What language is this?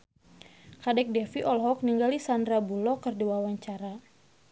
Sundanese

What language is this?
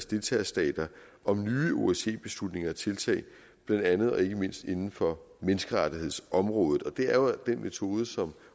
Danish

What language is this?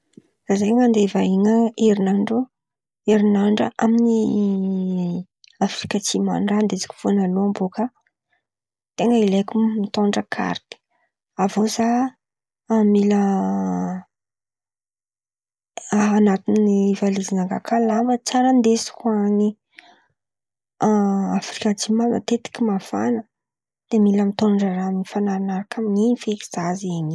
Antankarana Malagasy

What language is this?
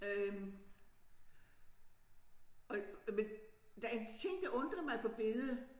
Danish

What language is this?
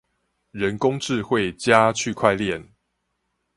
Chinese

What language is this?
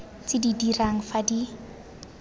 Tswana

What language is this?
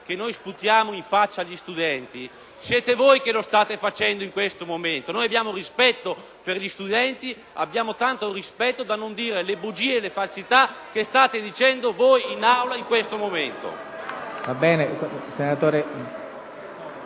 Italian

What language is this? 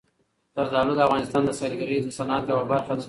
Pashto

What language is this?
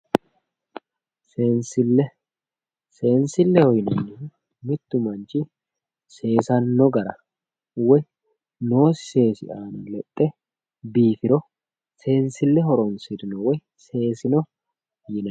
Sidamo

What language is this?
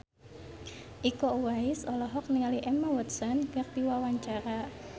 Sundanese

